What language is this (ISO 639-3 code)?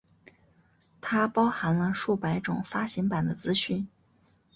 zho